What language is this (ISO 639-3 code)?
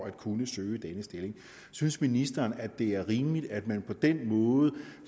dan